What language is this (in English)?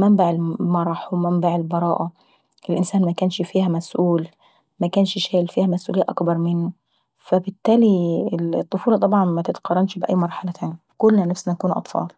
Saidi Arabic